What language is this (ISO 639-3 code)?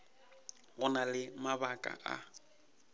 nso